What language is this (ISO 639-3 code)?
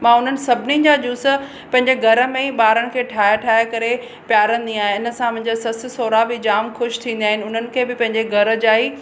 snd